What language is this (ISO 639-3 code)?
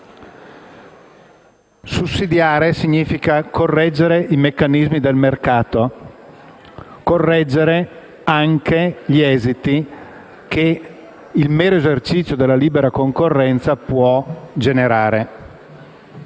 ita